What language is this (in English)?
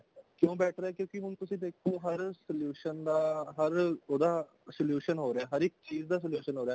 Punjabi